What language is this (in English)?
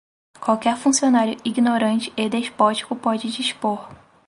Portuguese